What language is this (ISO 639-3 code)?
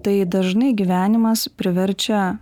lit